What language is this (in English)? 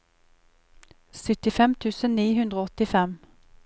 Norwegian